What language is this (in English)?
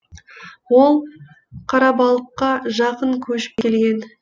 Kazakh